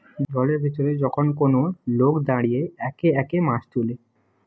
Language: Bangla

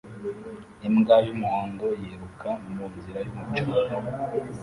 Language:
Kinyarwanda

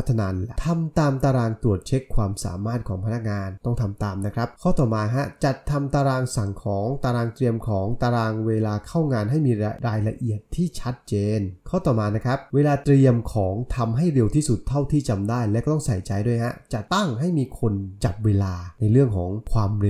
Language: Thai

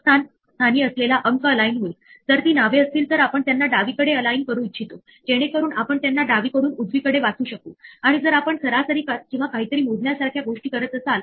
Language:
Marathi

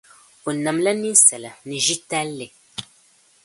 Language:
Dagbani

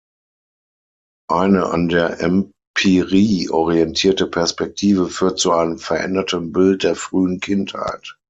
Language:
German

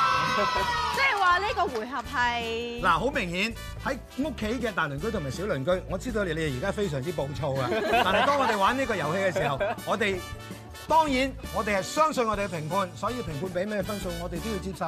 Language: Chinese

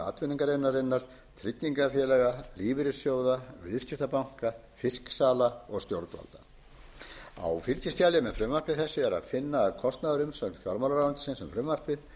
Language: Icelandic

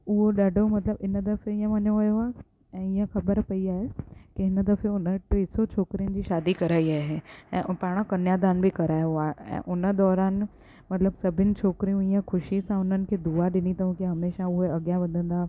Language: Sindhi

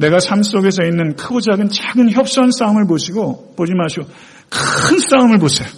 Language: Korean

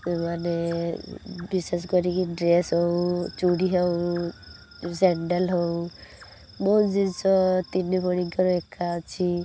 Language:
Odia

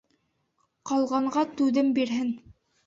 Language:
Bashkir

